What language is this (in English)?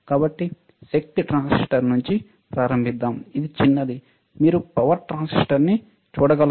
Telugu